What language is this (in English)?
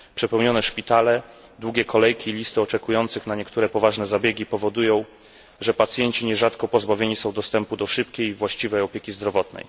Polish